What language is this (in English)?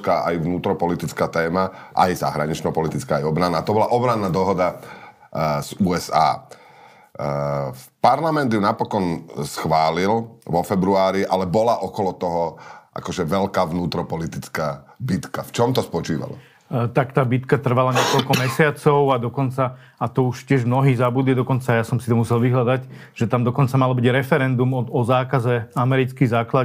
Slovak